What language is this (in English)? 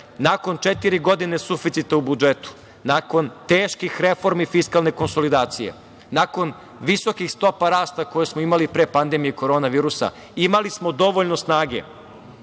Serbian